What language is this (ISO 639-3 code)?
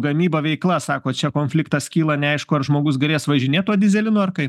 lit